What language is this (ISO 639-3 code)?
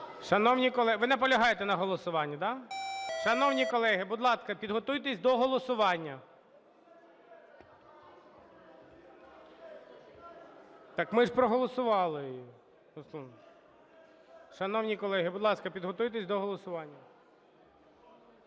ukr